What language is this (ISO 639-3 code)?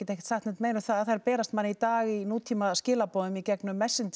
isl